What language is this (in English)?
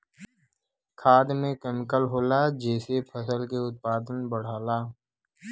Bhojpuri